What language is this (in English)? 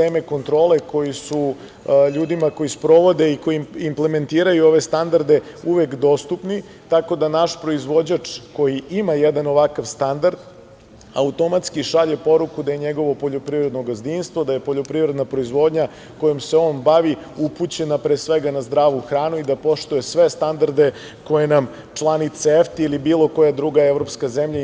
Serbian